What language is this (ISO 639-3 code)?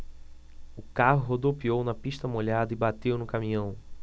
por